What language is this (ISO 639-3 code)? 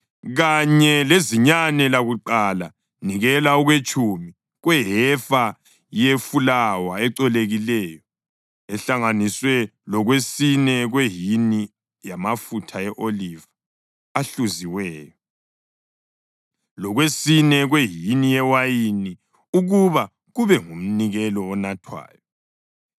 nde